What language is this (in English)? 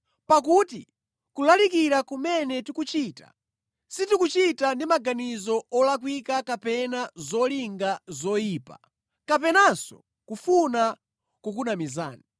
Nyanja